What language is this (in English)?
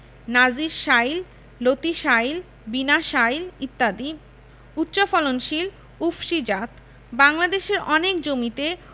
Bangla